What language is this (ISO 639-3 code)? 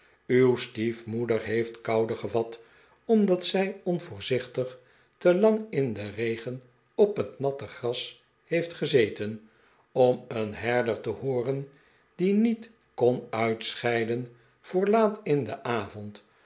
nld